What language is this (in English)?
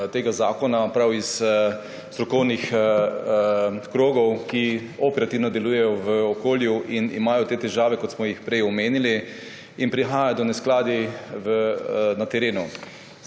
Slovenian